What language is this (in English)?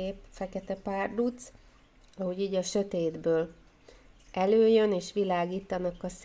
Hungarian